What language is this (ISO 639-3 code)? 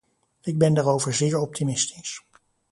nld